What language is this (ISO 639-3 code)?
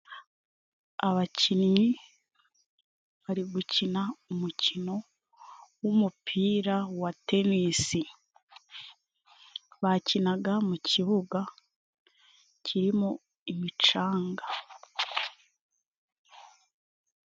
kin